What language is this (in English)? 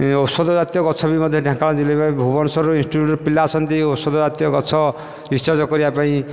Odia